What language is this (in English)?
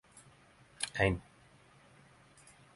Norwegian Nynorsk